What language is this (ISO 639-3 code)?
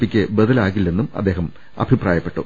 mal